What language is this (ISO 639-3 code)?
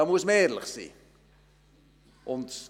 gsw